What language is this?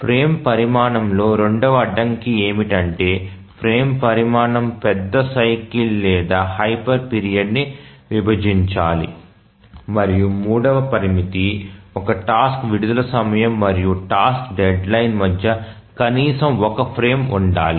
Telugu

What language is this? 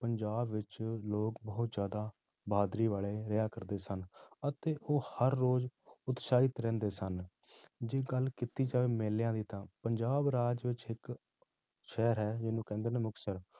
Punjabi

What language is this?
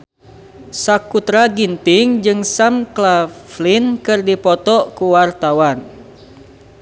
Sundanese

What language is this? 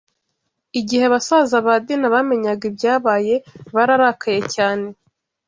Kinyarwanda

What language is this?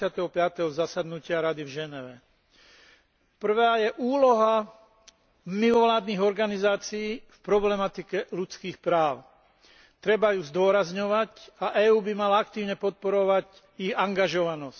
Slovak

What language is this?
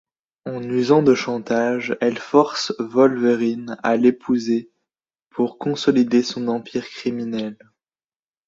French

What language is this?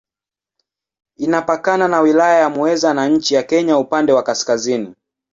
Swahili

